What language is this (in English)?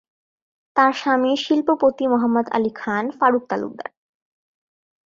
Bangla